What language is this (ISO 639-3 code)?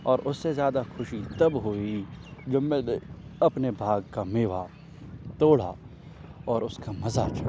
urd